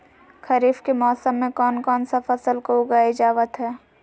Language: Magahi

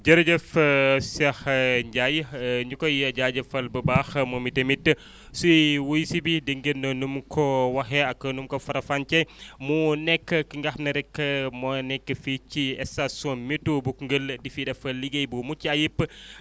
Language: Wolof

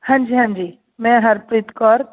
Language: Punjabi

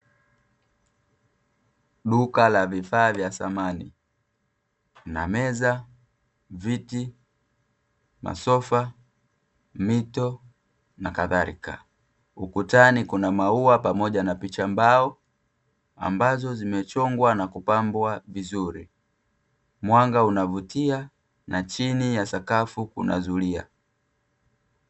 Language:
Swahili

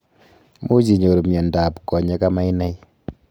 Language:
Kalenjin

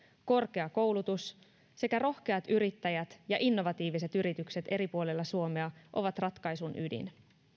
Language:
Finnish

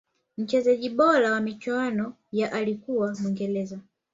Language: Swahili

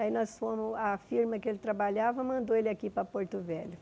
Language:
Portuguese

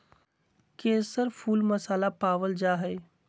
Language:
Magahi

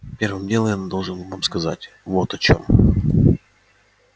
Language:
Russian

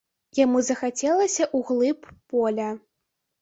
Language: Belarusian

